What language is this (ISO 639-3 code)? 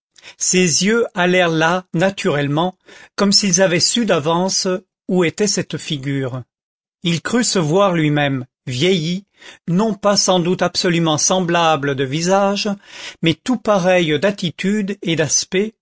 fra